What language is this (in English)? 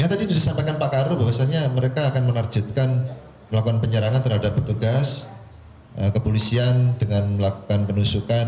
Indonesian